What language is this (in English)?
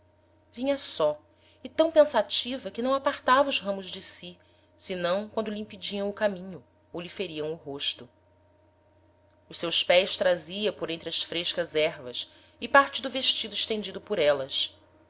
Portuguese